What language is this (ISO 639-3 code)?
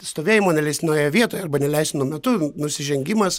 lit